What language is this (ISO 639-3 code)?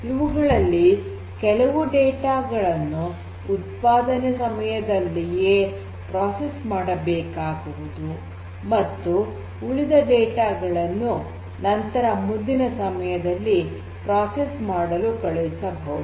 kan